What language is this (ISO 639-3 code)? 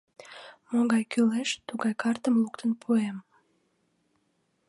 chm